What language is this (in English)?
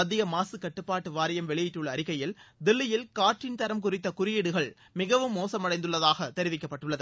Tamil